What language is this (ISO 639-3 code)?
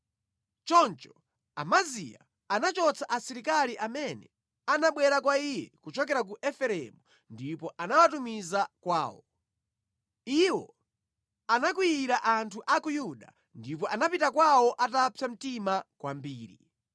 nya